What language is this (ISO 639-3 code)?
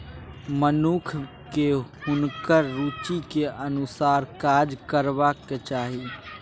mai